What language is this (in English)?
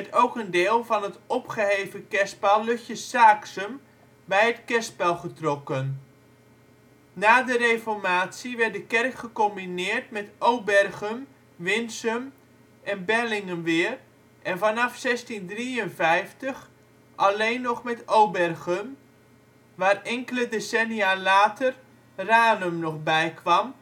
Dutch